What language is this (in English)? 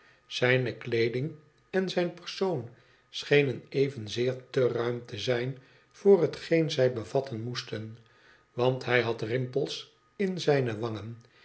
Dutch